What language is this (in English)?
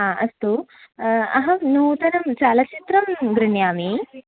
Sanskrit